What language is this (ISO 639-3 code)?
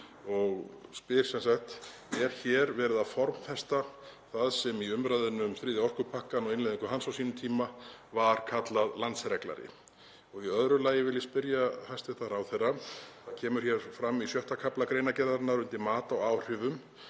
isl